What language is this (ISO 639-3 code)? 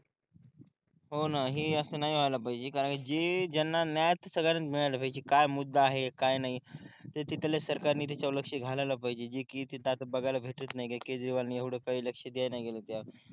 mar